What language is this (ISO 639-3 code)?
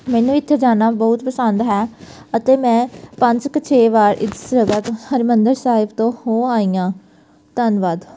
pan